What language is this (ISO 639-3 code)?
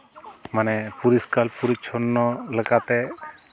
sat